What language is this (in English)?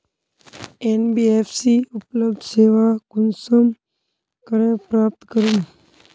Magahi